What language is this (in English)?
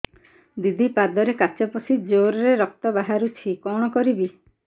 Odia